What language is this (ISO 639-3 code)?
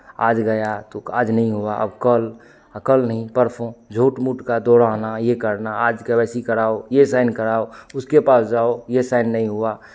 hin